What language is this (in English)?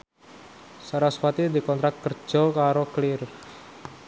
Javanese